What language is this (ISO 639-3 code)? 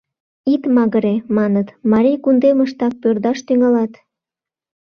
chm